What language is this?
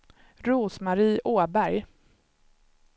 Swedish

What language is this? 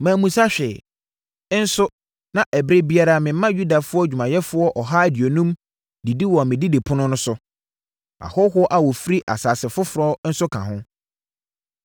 Akan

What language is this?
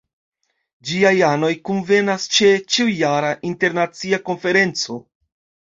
Esperanto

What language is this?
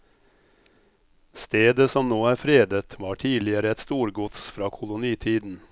Norwegian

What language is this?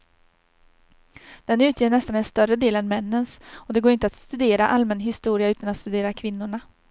Swedish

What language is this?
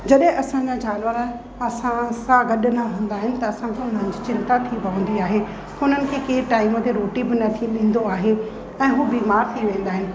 Sindhi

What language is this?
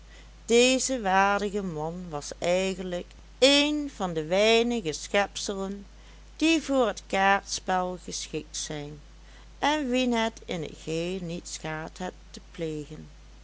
Dutch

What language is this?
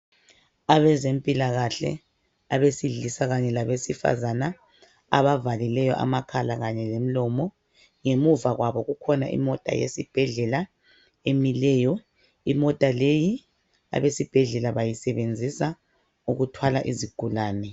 North Ndebele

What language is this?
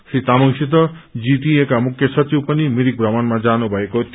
Nepali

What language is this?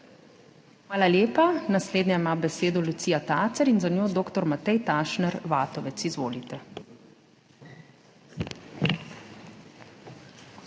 Slovenian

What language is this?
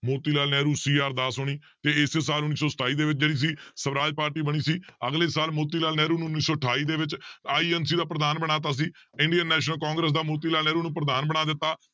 Punjabi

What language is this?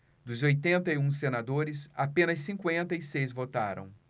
Portuguese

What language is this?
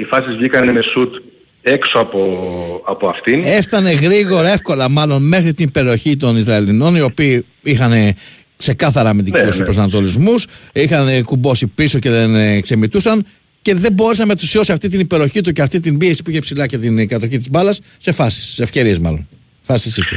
Greek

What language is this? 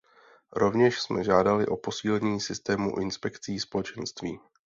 Czech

